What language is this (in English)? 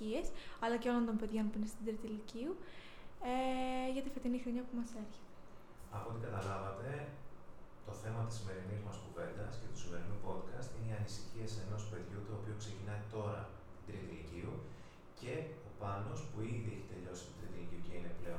Greek